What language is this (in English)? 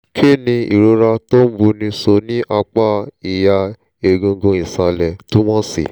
Yoruba